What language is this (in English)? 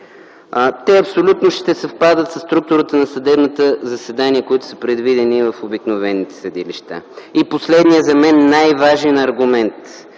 Bulgarian